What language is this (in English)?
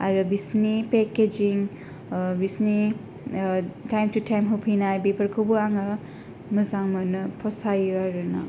Bodo